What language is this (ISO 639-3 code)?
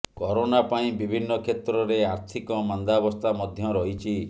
ori